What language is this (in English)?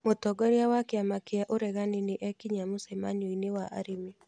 Kikuyu